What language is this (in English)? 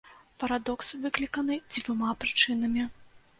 Belarusian